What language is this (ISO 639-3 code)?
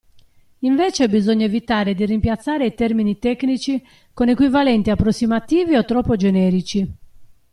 ita